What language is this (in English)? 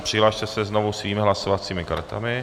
Czech